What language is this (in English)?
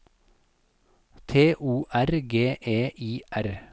Norwegian